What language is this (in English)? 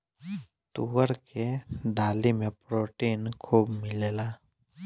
Bhojpuri